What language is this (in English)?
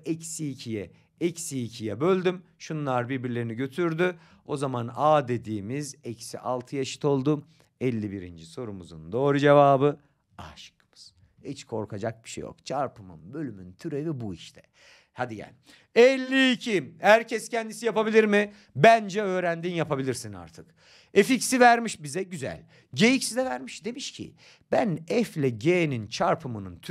Turkish